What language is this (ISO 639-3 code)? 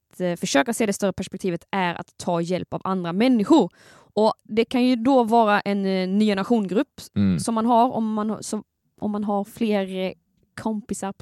swe